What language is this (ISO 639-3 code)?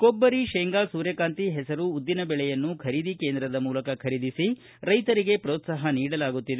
kan